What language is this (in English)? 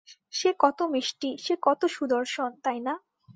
Bangla